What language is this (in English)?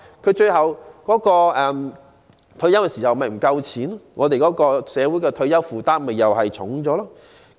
Cantonese